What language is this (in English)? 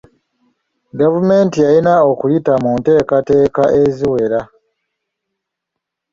Ganda